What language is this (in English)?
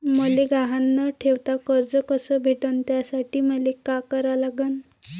Marathi